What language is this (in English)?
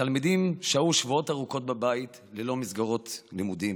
Hebrew